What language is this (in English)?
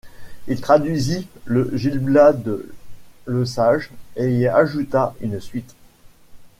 French